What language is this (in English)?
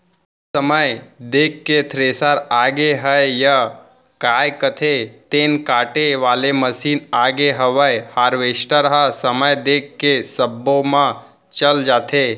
Chhattisgarhi